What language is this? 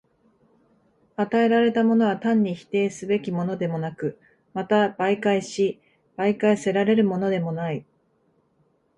Japanese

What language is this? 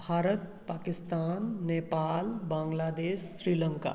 Maithili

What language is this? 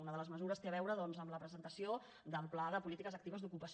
Catalan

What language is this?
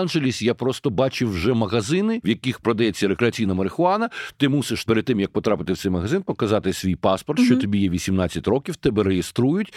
Ukrainian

